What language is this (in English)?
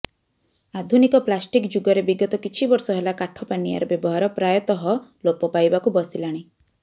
Odia